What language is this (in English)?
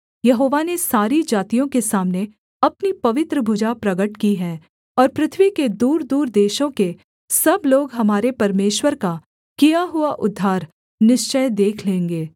Hindi